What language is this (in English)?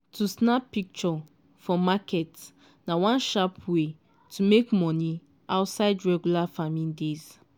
Nigerian Pidgin